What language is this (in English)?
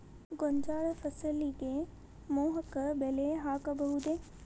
Kannada